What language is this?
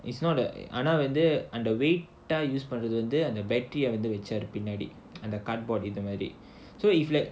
English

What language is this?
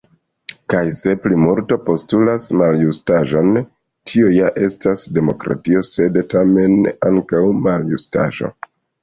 Esperanto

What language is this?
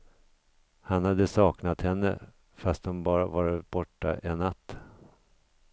Swedish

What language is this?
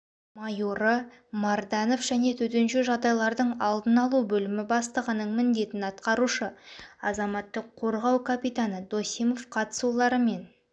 Kazakh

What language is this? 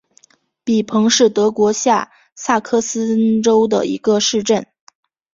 Chinese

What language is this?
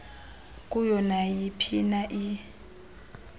Xhosa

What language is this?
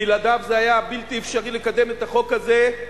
Hebrew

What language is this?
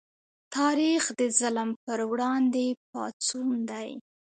Pashto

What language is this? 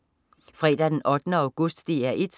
Danish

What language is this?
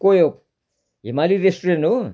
Nepali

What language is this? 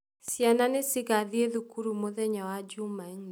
Kikuyu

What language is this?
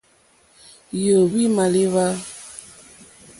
Mokpwe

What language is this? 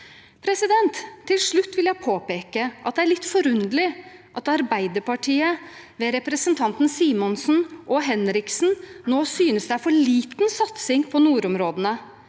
Norwegian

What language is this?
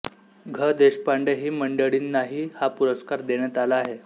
Marathi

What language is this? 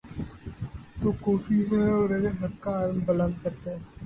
Urdu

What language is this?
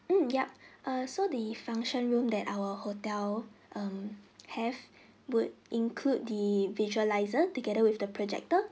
English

